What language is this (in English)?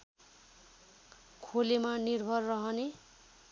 Nepali